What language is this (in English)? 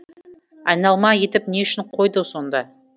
Kazakh